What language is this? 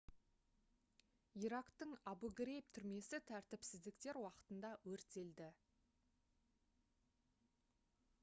Kazakh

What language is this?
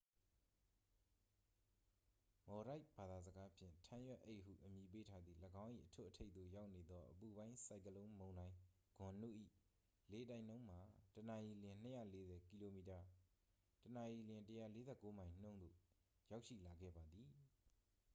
Burmese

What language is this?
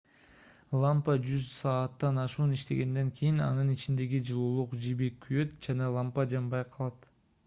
Kyrgyz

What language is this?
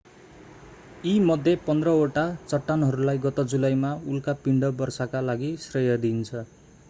Nepali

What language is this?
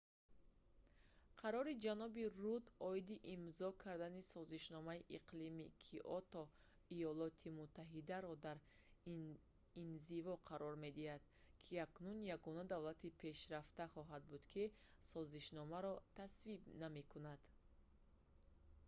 Tajik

